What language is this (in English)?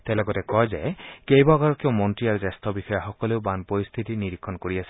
Assamese